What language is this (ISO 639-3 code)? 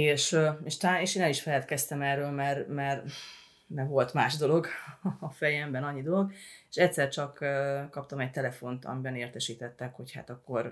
hun